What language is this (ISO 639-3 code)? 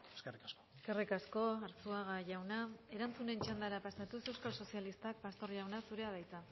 eus